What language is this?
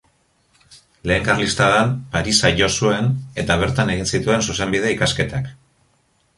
Basque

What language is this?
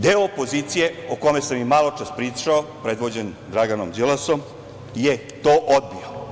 Serbian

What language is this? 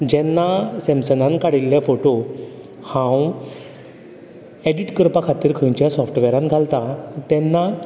Konkani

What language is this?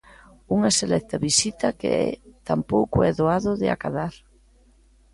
Galician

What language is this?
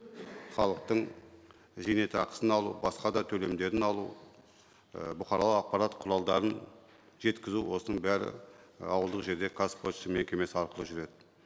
Kazakh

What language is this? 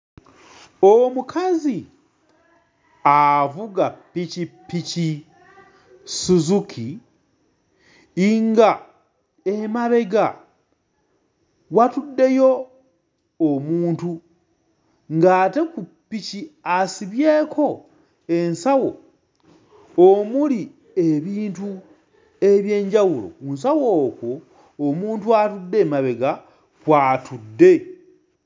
Ganda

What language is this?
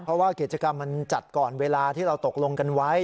Thai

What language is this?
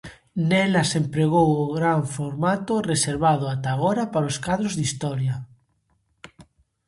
Galician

